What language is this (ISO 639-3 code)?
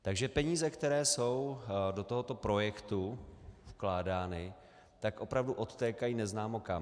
ces